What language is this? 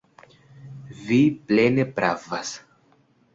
Esperanto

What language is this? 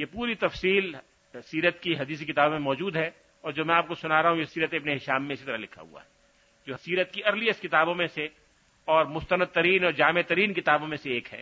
Urdu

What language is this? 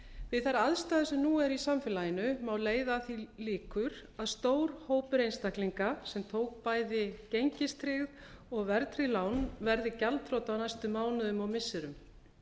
Icelandic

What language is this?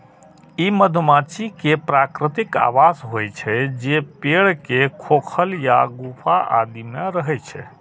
Maithili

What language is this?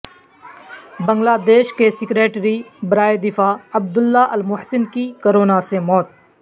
Urdu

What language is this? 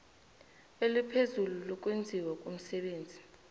South Ndebele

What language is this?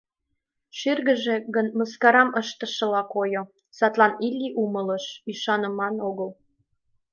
Mari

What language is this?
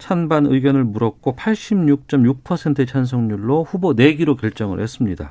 Korean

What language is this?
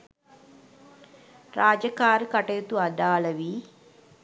Sinhala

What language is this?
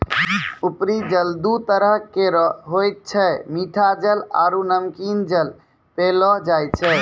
Maithili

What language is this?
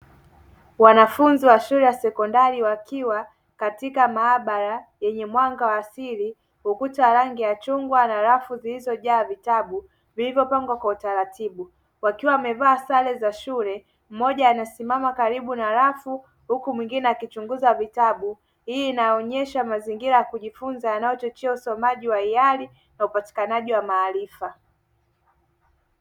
Swahili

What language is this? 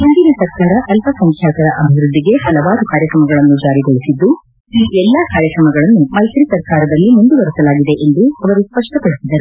Kannada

